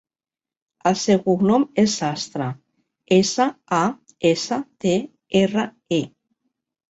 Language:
Catalan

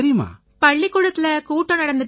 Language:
Tamil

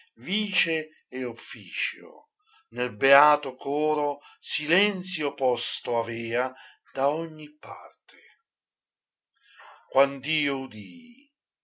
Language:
Italian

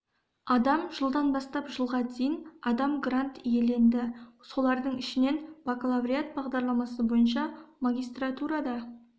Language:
Kazakh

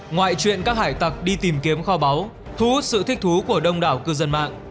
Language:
Vietnamese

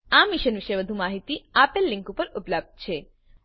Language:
Gujarati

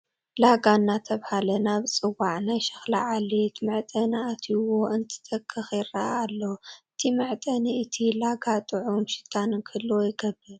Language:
Tigrinya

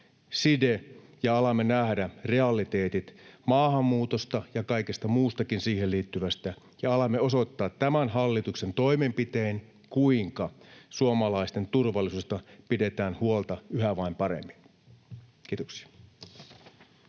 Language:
Finnish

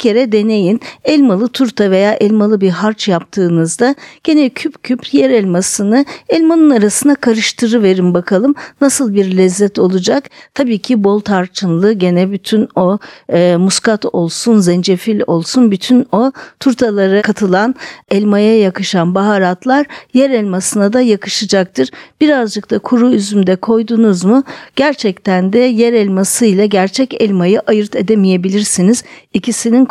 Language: Turkish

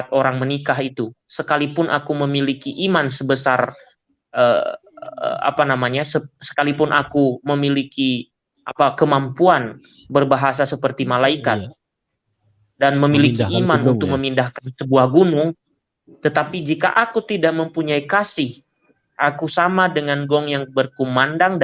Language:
Indonesian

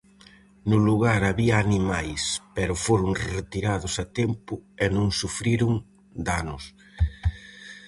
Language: Galician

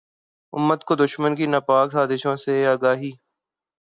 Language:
Urdu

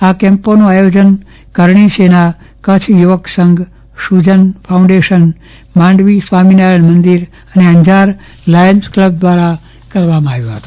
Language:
Gujarati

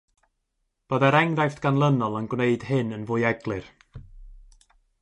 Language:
Welsh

